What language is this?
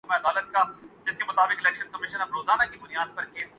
Urdu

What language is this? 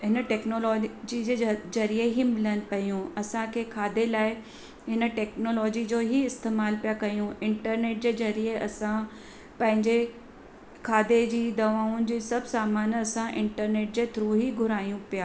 Sindhi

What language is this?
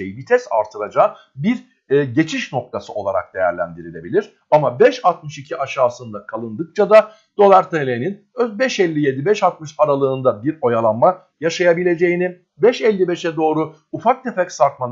Turkish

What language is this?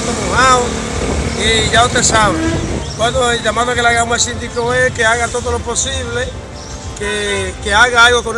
Spanish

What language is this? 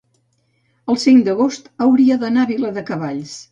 Catalan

